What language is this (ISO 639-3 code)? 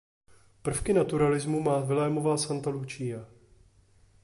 ces